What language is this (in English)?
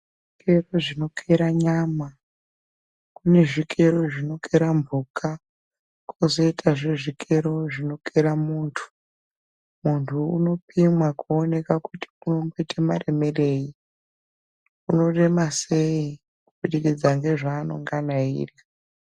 Ndau